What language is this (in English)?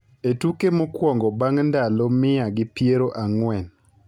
Luo (Kenya and Tanzania)